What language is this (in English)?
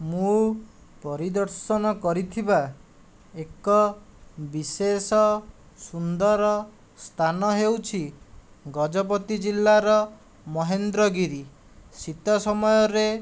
Odia